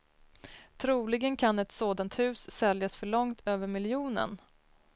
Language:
Swedish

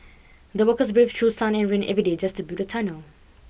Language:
English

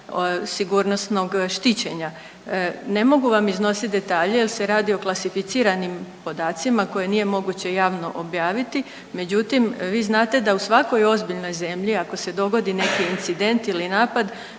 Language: Croatian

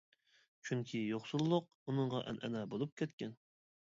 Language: Uyghur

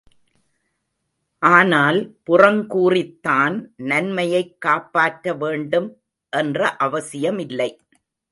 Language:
Tamil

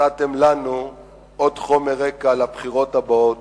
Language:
Hebrew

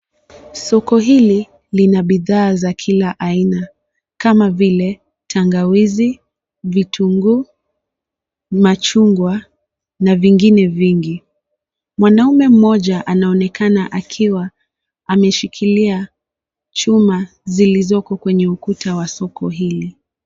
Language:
Swahili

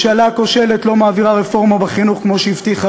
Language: Hebrew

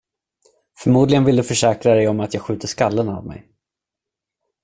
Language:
Swedish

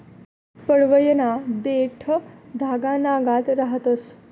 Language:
Marathi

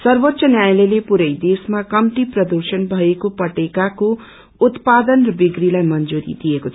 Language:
Nepali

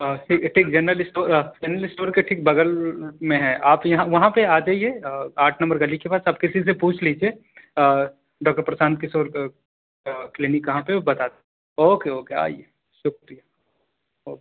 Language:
Urdu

